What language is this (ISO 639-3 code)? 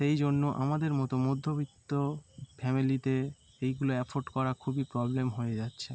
ben